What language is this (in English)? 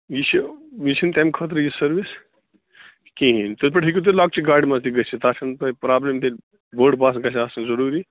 Kashmiri